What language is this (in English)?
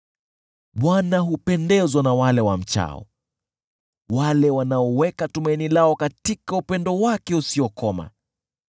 Swahili